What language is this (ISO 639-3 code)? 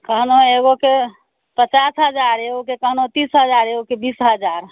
mai